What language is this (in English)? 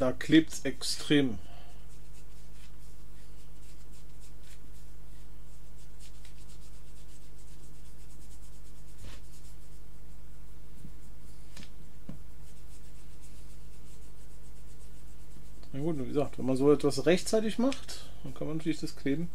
German